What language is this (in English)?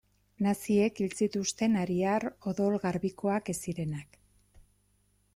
Basque